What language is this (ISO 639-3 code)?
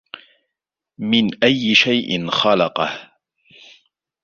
ara